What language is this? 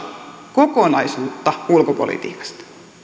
Finnish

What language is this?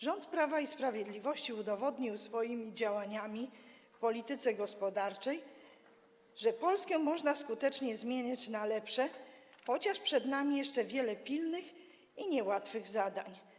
Polish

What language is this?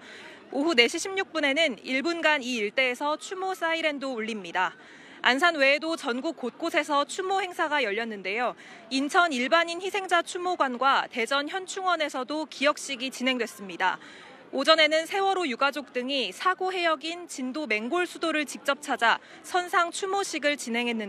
Korean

